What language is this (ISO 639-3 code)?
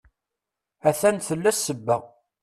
kab